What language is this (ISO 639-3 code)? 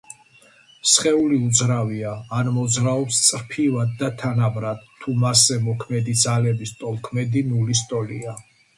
kat